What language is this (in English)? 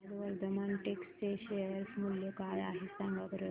Marathi